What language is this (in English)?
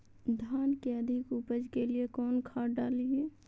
Magahi